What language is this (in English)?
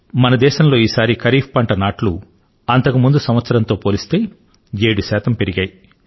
Telugu